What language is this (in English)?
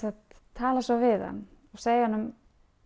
Icelandic